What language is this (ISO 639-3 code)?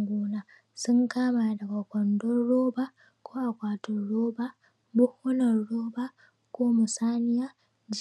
hau